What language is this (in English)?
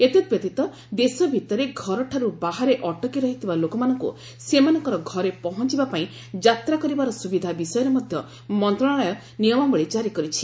Odia